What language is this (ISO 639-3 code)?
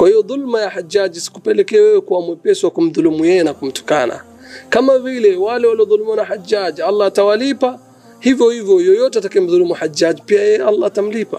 swa